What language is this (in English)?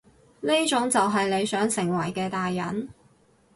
Cantonese